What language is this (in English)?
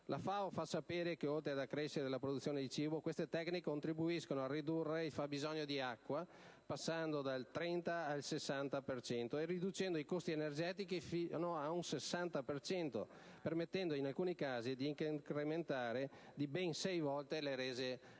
Italian